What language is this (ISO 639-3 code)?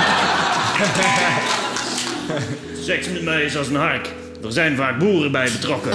nld